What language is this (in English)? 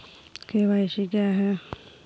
Hindi